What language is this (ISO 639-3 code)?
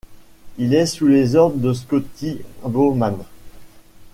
fra